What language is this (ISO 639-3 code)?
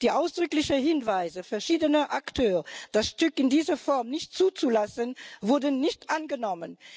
deu